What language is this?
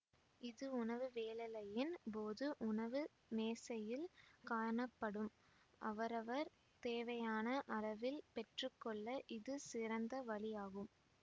Tamil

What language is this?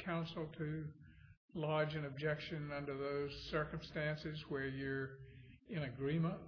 English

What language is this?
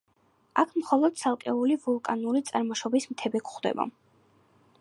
Georgian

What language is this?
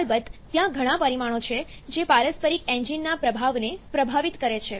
Gujarati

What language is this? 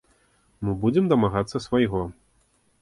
Belarusian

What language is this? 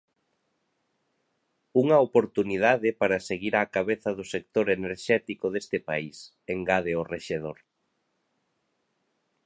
Galician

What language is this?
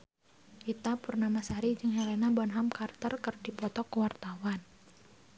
Sundanese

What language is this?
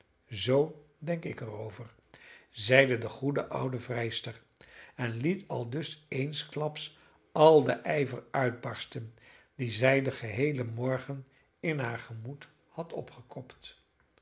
Dutch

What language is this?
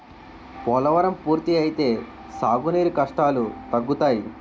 Telugu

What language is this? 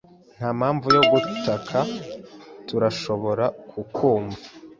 Kinyarwanda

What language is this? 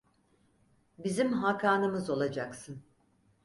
Turkish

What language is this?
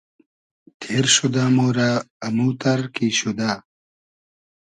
Hazaragi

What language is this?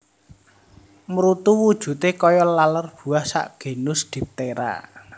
Javanese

